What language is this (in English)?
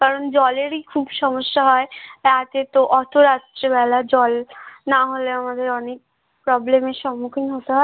Bangla